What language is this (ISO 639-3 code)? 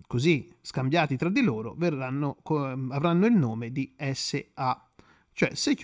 ita